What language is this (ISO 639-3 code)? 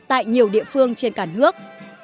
vie